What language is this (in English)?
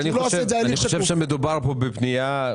Hebrew